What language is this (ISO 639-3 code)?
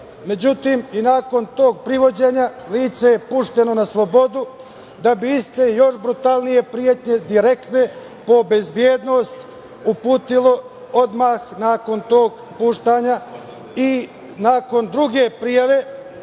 srp